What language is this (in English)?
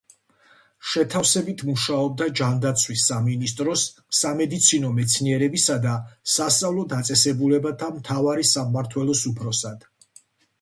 Georgian